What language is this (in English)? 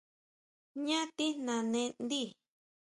Huautla Mazatec